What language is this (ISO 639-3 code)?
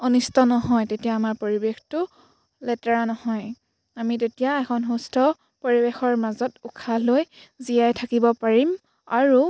asm